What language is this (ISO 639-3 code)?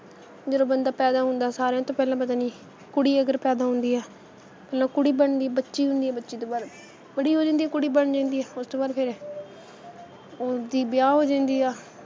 pan